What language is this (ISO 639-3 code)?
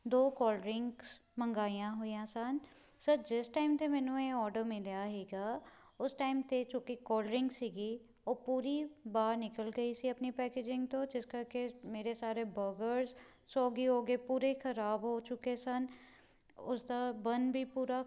pan